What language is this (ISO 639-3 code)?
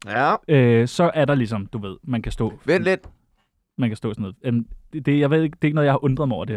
dan